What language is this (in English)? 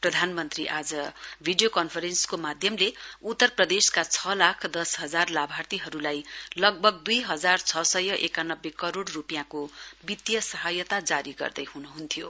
Nepali